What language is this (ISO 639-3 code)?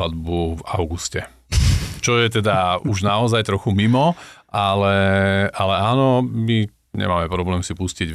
slk